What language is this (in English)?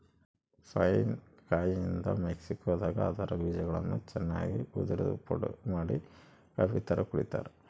Kannada